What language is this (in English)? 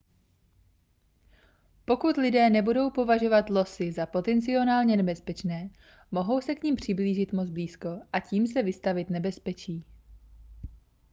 Czech